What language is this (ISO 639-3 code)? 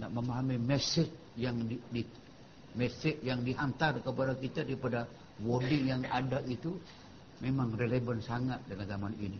msa